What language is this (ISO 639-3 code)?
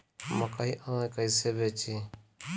bho